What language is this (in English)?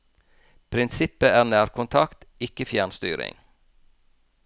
Norwegian